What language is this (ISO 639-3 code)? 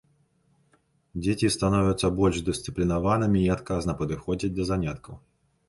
bel